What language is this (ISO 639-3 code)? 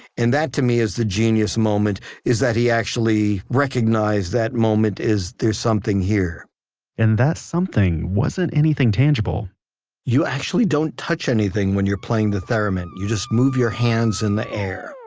eng